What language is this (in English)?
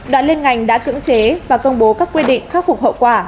Vietnamese